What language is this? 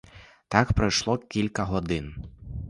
Ukrainian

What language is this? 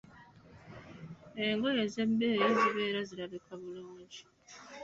Ganda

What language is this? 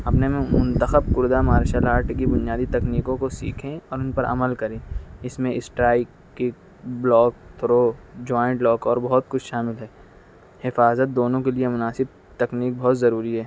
Urdu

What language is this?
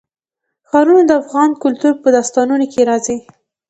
Pashto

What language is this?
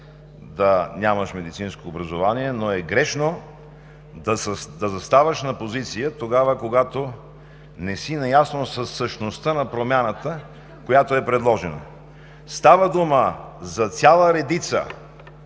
Bulgarian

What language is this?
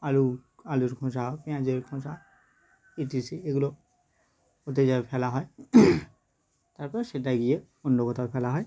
Bangla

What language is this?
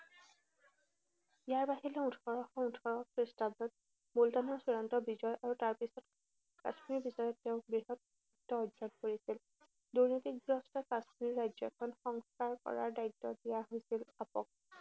Assamese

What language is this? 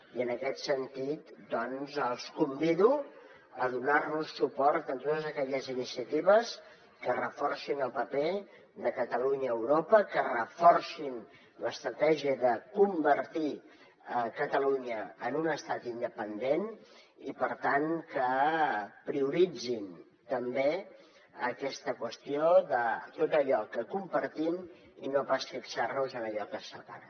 Catalan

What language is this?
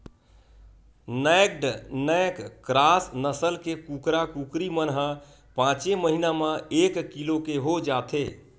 Chhattisgarhi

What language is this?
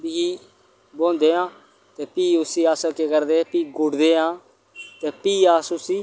Dogri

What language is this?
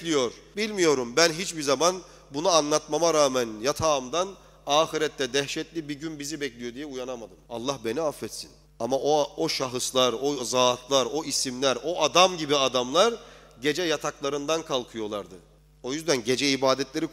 Turkish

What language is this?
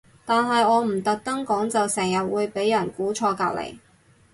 Cantonese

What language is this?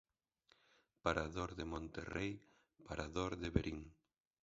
Galician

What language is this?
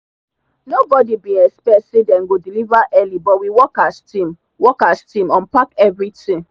Nigerian Pidgin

